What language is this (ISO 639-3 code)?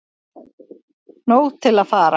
isl